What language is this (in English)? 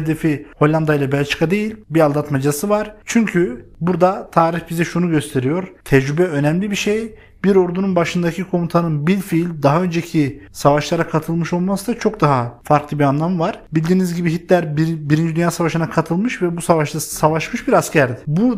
Turkish